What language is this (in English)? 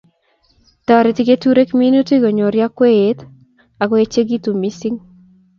Kalenjin